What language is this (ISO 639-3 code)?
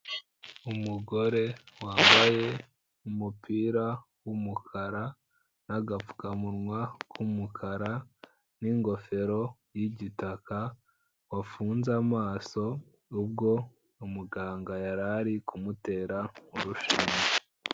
kin